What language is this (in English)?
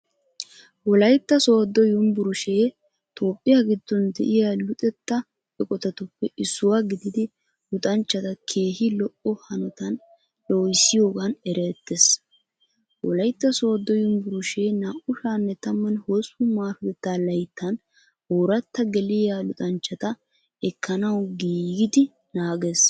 Wolaytta